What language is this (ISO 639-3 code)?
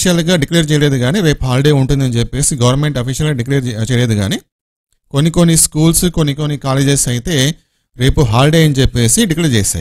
tel